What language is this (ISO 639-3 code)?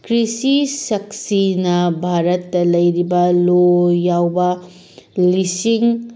mni